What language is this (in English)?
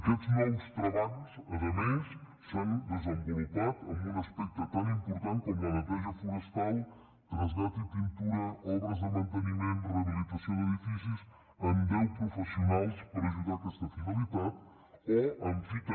Catalan